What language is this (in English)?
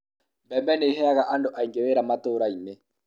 Kikuyu